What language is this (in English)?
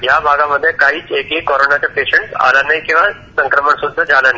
Marathi